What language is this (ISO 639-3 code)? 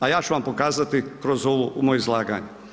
hrv